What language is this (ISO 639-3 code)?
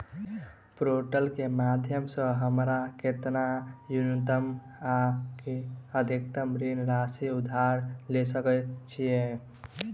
mai